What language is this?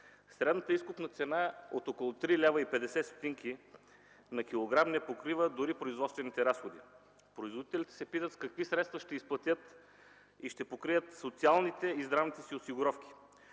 Bulgarian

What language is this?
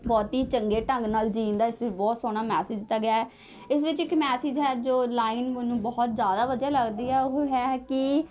Punjabi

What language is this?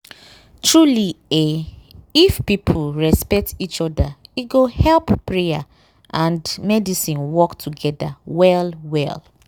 Nigerian Pidgin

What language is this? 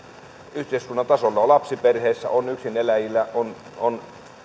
Finnish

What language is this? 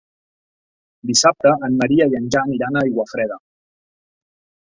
Catalan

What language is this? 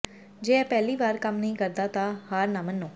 Punjabi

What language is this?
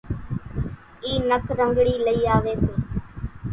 Kachi Koli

